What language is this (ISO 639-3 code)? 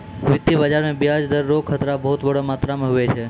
mai